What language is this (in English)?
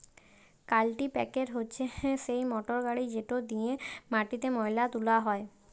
Bangla